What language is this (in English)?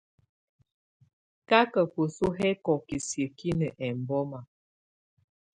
Tunen